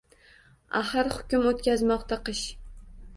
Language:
Uzbek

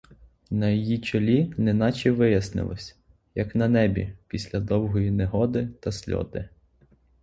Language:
Ukrainian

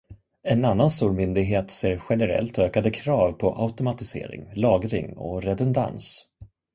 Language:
Swedish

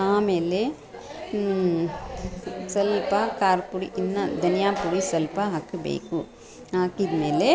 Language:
Kannada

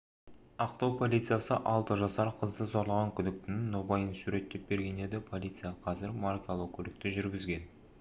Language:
Kazakh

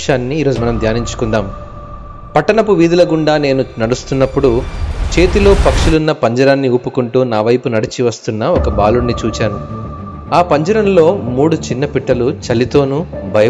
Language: Telugu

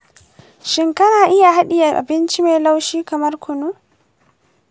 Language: Hausa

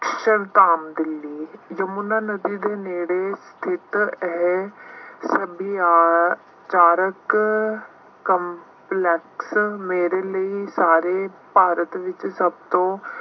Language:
Punjabi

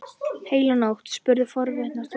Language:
Icelandic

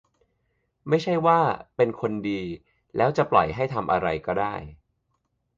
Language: Thai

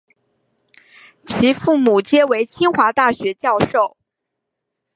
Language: Chinese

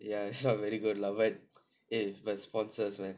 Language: English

